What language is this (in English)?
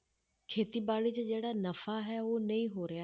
Punjabi